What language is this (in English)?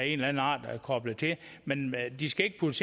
Danish